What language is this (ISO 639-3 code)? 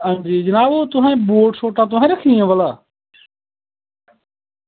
doi